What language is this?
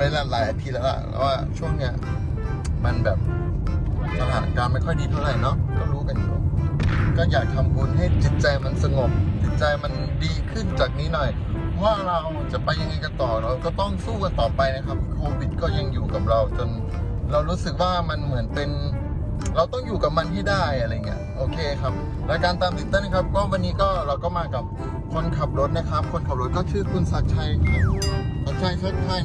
Thai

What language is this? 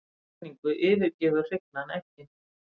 Icelandic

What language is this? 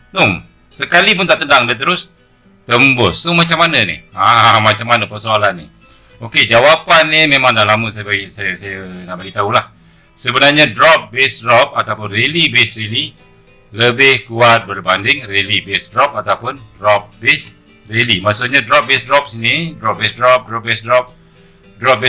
Malay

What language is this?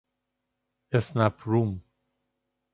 Persian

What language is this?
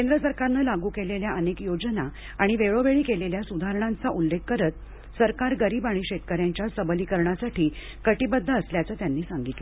Marathi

